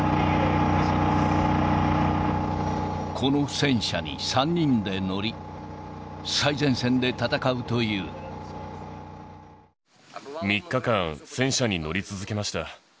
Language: Japanese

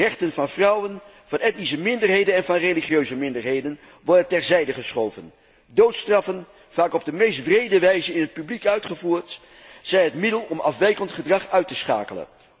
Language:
Dutch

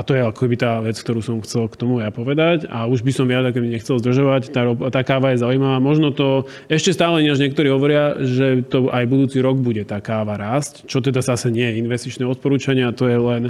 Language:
Slovak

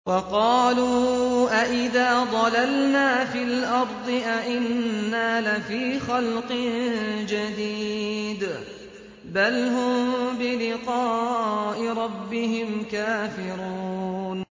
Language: Arabic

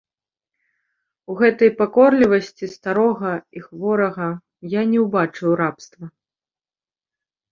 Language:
Belarusian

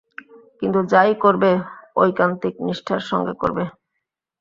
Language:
Bangla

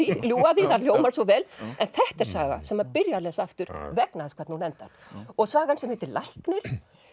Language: Icelandic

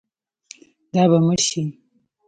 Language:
Pashto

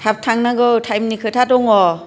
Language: Bodo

